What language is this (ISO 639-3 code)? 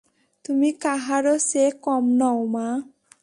ben